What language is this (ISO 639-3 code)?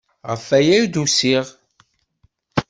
kab